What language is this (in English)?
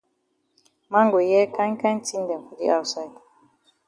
Cameroon Pidgin